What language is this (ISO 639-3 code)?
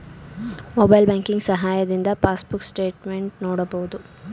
kan